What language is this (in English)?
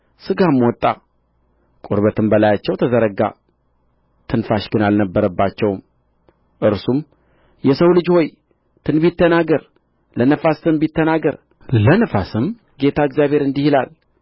Amharic